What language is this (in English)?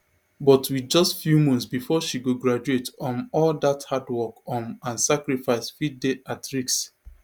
Nigerian Pidgin